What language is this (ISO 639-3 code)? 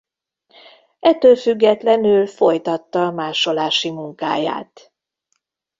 hun